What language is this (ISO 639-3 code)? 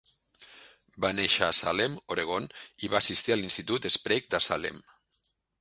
cat